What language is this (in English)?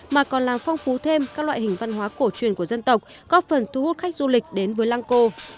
Vietnamese